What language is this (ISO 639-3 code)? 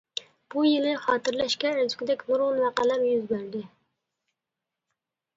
uig